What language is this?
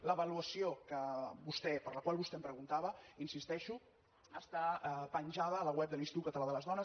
Catalan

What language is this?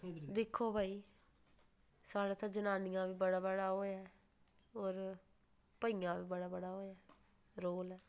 Dogri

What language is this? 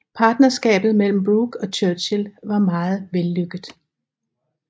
Danish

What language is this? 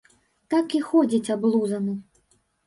Belarusian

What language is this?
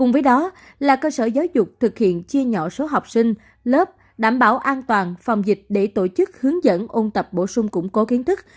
Vietnamese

